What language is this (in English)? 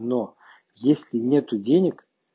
Russian